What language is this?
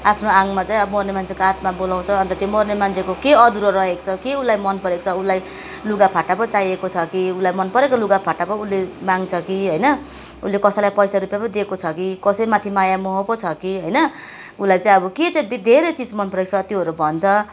Nepali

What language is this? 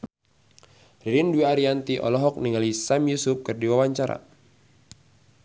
Sundanese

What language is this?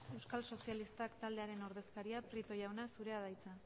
Basque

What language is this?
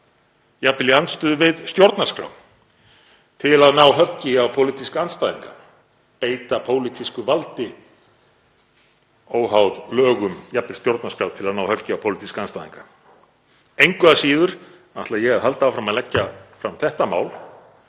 Icelandic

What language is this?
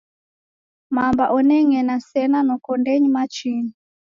Taita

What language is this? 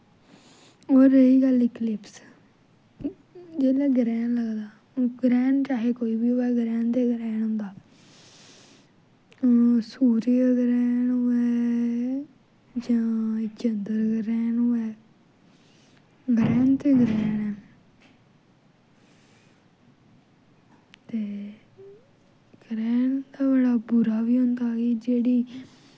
Dogri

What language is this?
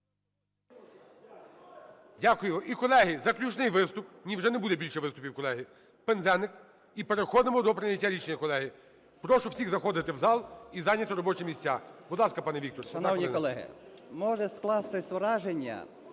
Ukrainian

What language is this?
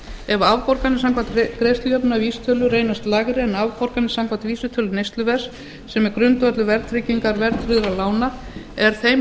Icelandic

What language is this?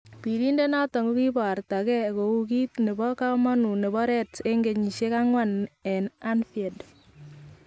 Kalenjin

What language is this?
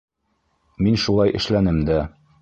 Bashkir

